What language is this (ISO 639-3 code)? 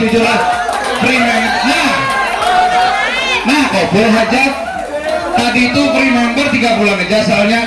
ind